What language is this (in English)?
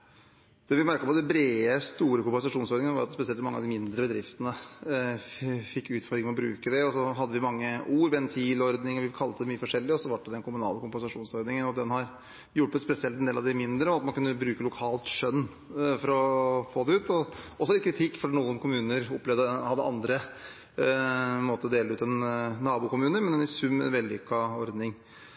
Norwegian